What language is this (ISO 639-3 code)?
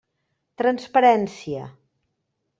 cat